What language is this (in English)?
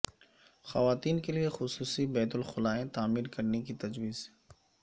Urdu